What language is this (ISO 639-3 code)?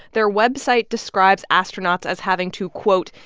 eng